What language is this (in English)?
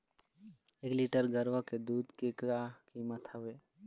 Chhattisgarhi